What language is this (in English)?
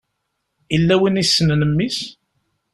Kabyle